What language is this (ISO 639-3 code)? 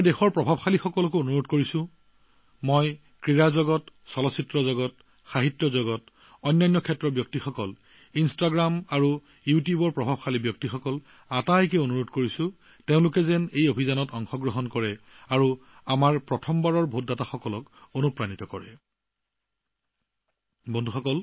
asm